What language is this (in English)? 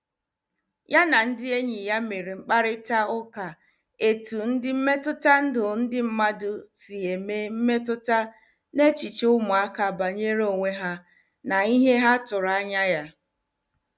Igbo